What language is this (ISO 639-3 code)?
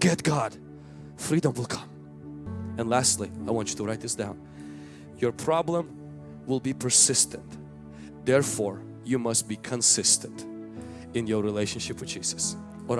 eng